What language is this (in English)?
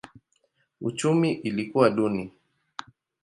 Swahili